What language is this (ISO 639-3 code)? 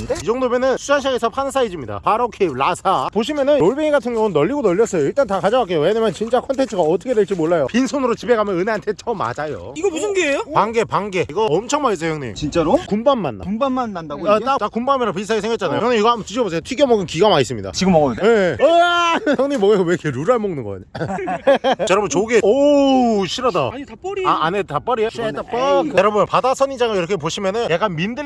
kor